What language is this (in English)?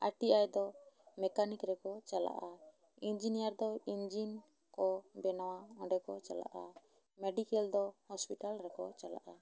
Santali